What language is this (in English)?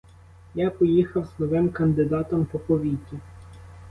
Ukrainian